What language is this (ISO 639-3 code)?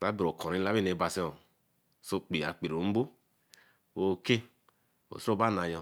elm